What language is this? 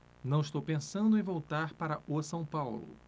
Portuguese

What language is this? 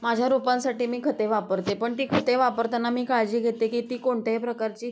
Marathi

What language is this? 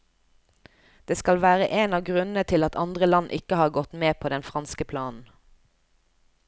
Norwegian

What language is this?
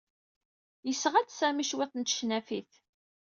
Kabyle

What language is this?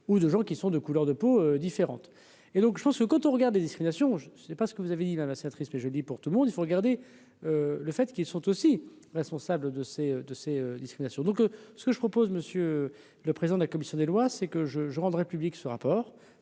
French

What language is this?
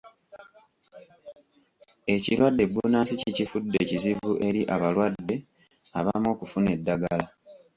Ganda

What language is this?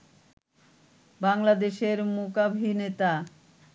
Bangla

